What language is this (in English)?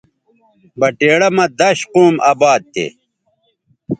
Bateri